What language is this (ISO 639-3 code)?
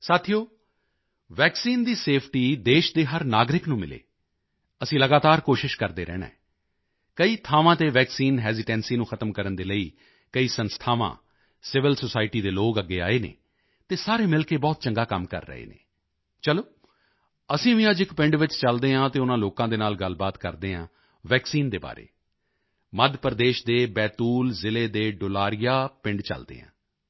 pan